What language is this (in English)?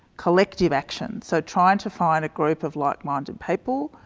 English